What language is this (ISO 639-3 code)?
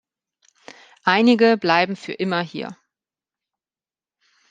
deu